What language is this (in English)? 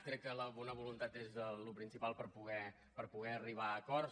Catalan